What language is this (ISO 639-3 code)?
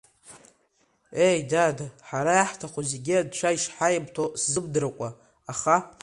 abk